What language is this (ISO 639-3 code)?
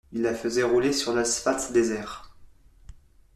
fra